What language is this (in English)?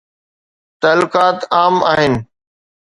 Sindhi